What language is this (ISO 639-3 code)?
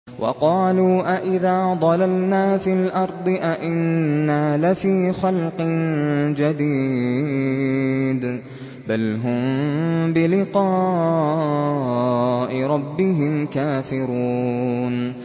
ara